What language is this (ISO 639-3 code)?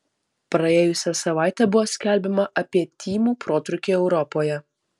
lit